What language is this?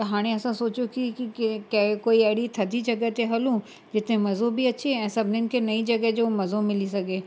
Sindhi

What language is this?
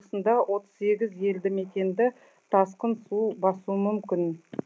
Kazakh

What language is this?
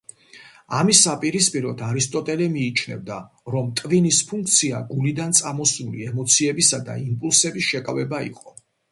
Georgian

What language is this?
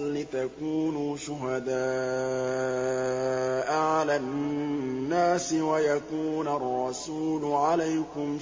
Arabic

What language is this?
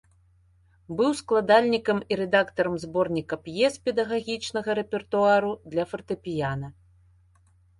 Belarusian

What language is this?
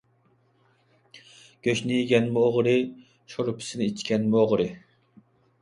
Uyghur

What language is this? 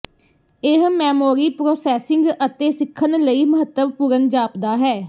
Punjabi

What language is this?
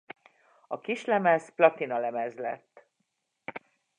Hungarian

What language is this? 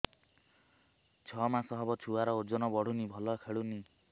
Odia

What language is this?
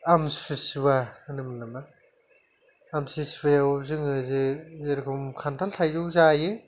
Bodo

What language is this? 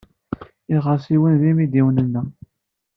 Kabyle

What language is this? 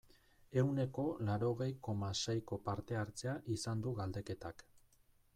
Basque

